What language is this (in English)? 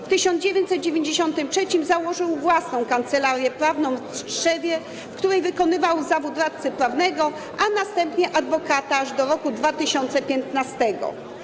Polish